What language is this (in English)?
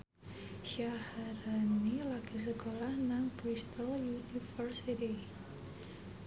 Javanese